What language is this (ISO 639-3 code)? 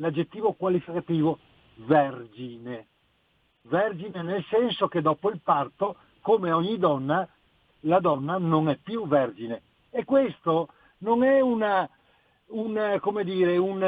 ita